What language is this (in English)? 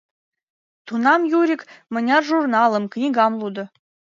Mari